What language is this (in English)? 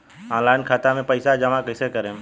Bhojpuri